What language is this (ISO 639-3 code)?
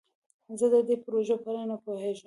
pus